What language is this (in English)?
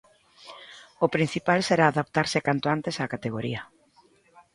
Galician